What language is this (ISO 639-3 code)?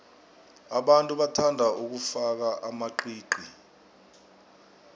nbl